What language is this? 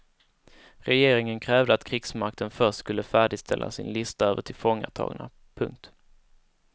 Swedish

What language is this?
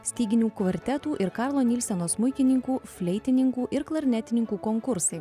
Lithuanian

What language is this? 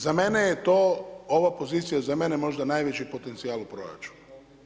Croatian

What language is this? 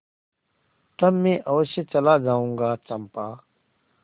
Hindi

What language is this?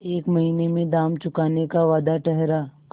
Hindi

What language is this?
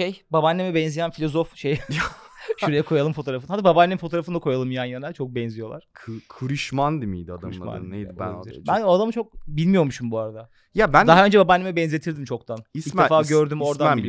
Turkish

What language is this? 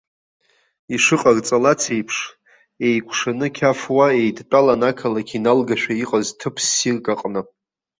Abkhazian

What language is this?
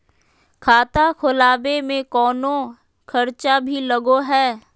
Magahi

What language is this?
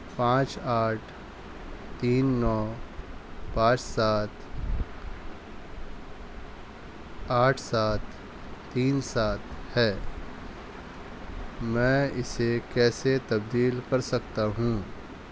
Urdu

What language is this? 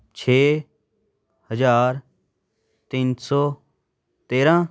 Punjabi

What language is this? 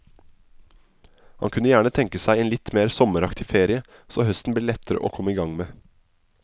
Norwegian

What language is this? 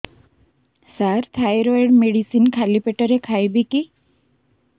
Odia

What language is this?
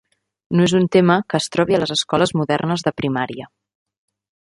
Catalan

